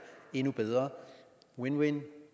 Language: Danish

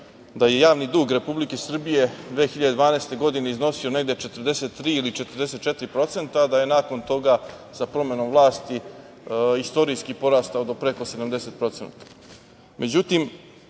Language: Serbian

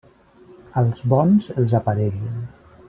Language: Catalan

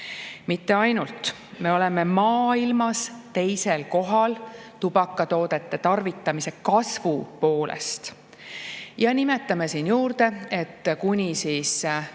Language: Estonian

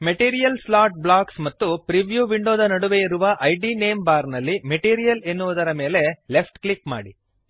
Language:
Kannada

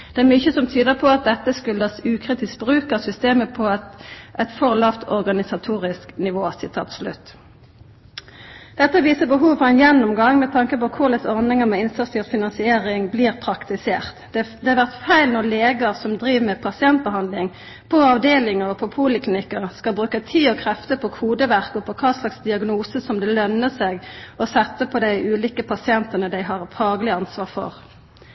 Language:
Norwegian Nynorsk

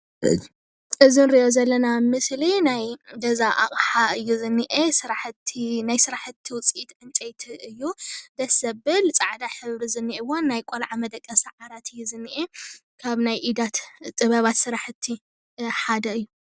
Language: Tigrinya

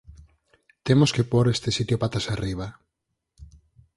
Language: Galician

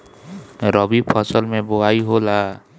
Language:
Bhojpuri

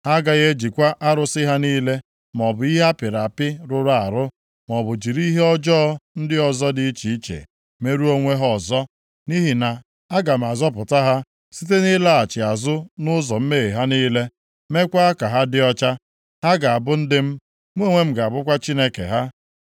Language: Igbo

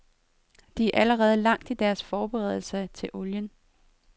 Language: Danish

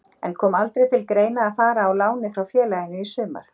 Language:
Icelandic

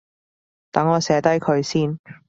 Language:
Cantonese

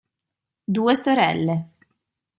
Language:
Italian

